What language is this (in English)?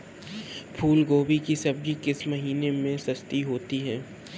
Hindi